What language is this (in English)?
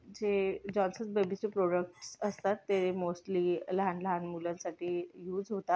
Marathi